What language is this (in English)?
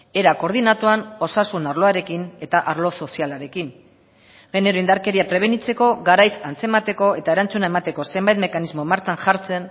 Basque